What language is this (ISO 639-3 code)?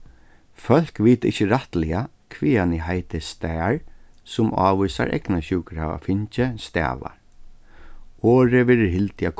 fao